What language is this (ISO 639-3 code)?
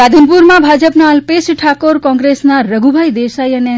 guj